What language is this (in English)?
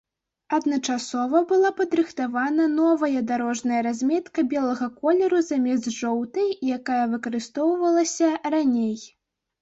Belarusian